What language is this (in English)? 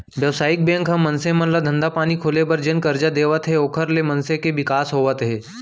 Chhattisgarhi